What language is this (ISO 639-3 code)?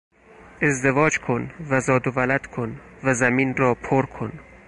fas